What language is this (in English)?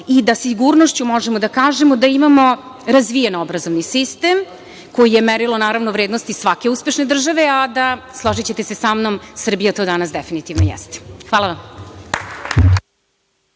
Serbian